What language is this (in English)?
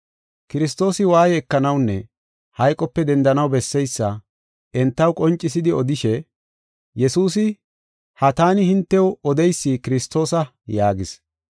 Gofa